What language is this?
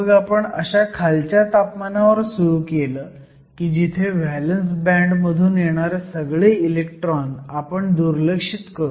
Marathi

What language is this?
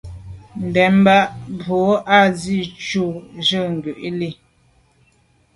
Medumba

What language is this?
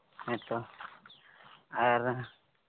Santali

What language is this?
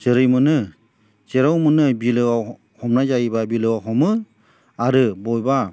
Bodo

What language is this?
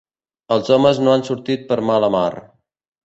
Catalan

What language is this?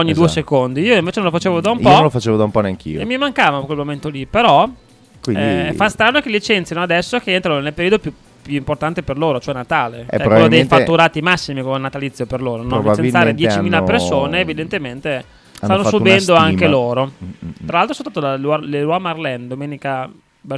Italian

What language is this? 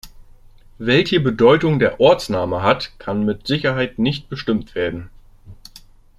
German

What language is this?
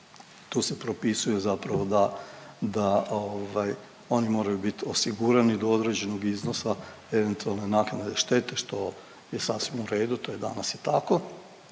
Croatian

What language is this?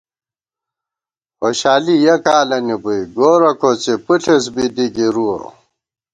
Gawar-Bati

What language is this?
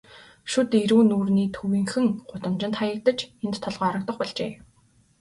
Mongolian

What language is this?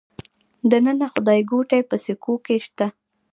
Pashto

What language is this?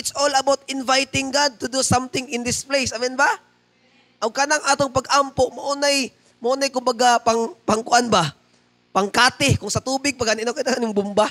Filipino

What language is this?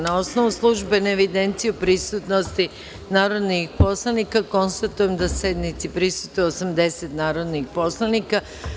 Serbian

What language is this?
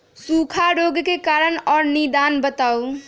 Magahi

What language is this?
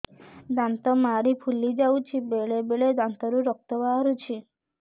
Odia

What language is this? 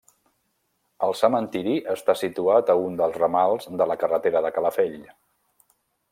Catalan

